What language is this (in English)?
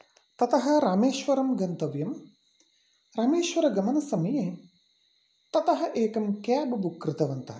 Sanskrit